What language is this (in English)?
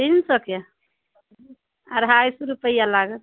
Maithili